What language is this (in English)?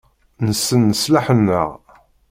Kabyle